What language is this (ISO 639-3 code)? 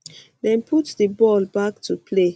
pcm